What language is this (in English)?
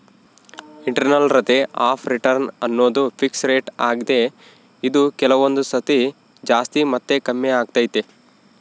Kannada